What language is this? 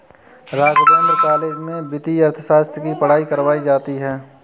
Hindi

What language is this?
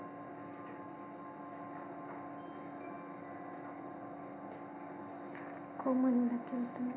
Marathi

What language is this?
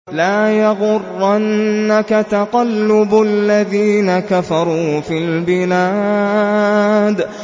Arabic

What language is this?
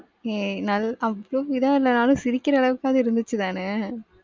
Tamil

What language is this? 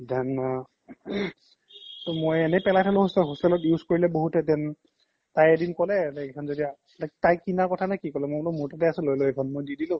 Assamese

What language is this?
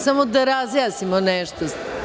Serbian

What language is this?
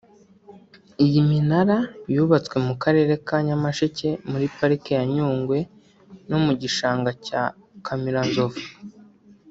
Kinyarwanda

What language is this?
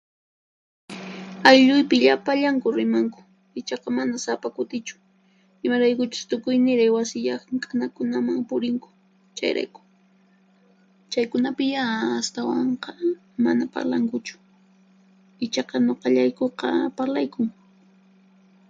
Puno Quechua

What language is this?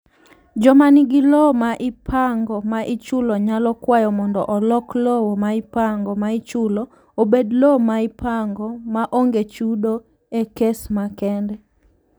Luo (Kenya and Tanzania)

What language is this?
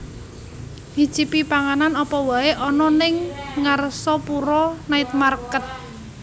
Javanese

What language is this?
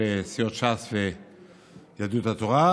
Hebrew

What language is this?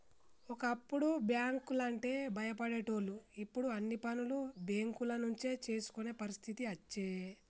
Telugu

